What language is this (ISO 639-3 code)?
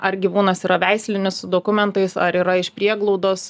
lit